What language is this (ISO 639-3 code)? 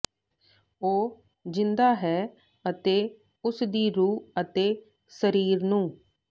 pan